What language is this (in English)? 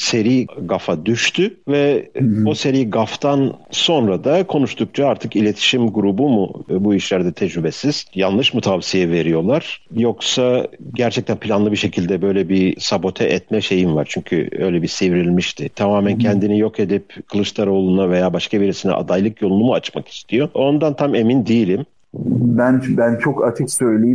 Turkish